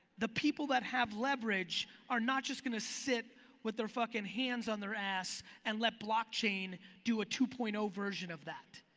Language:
English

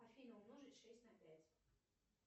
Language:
Russian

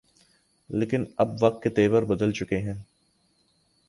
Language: Urdu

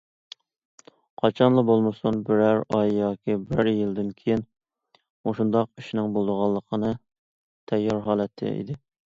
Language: Uyghur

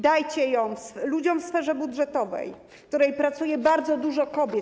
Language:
Polish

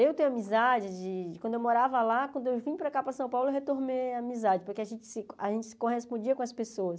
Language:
Portuguese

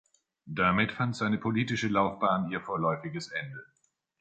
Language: German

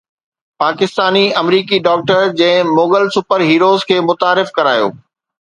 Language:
Sindhi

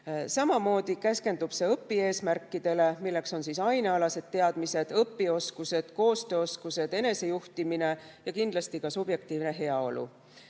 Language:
Estonian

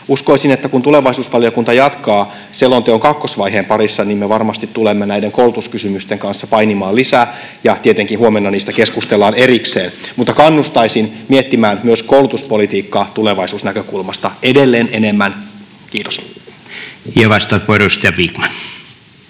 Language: Finnish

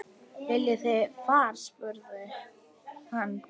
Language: Icelandic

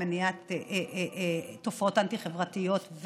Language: Hebrew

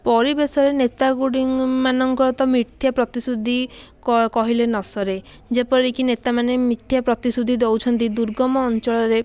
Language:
Odia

